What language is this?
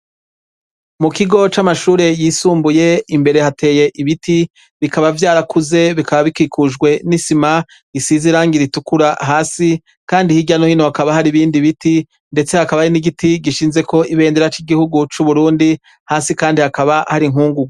Rundi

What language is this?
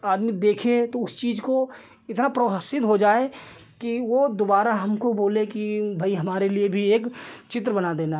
Hindi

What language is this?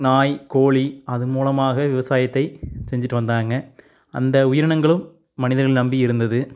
Tamil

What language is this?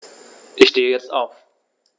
German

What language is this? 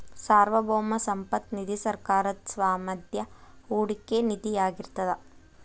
Kannada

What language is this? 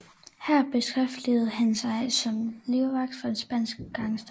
Danish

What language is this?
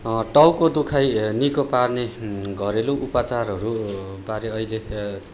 Nepali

